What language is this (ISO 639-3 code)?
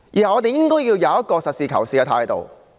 yue